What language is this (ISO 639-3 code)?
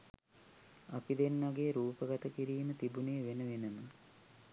sin